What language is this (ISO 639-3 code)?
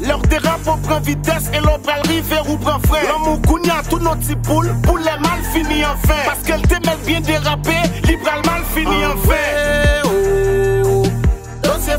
fra